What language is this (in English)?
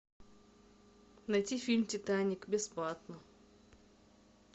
Russian